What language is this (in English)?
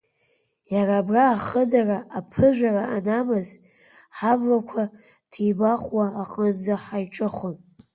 Abkhazian